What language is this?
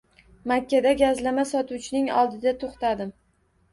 Uzbek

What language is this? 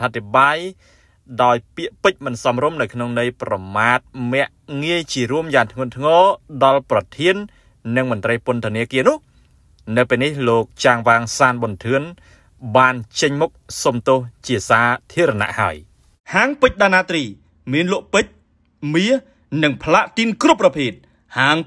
Thai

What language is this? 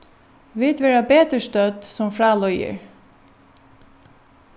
Faroese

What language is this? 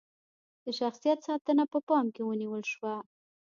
Pashto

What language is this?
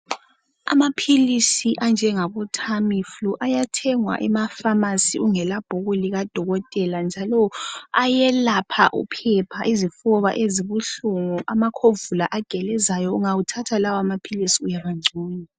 North Ndebele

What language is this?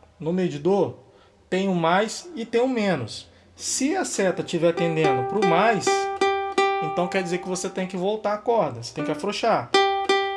Portuguese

